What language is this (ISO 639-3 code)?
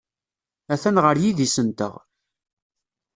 kab